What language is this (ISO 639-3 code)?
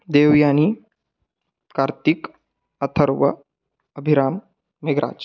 san